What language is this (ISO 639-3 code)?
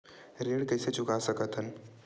hne